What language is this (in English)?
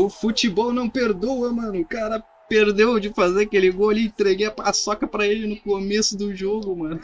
Portuguese